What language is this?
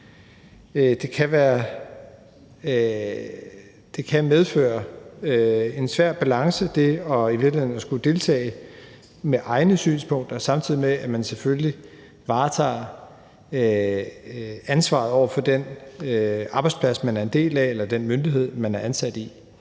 Danish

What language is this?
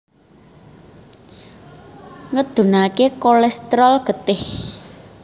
Javanese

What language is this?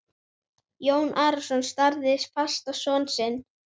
Icelandic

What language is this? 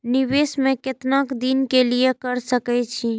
Maithili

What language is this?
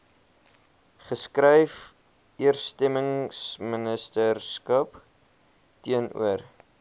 Afrikaans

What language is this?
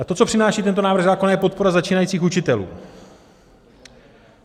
Czech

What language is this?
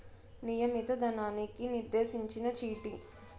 Telugu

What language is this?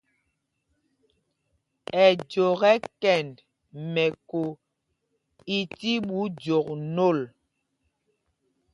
Mpumpong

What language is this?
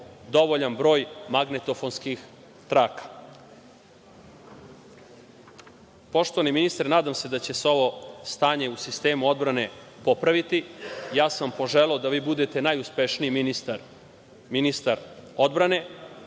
Serbian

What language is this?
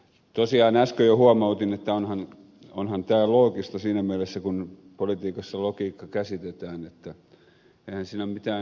Finnish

